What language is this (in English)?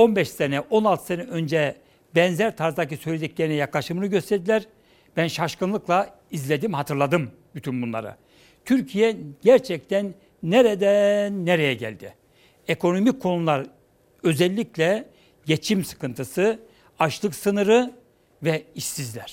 Turkish